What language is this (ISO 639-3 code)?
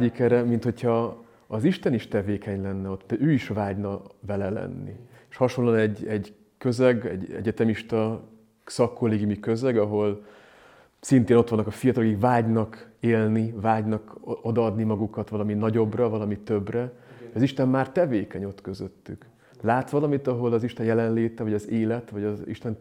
hun